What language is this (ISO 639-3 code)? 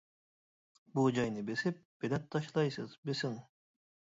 uig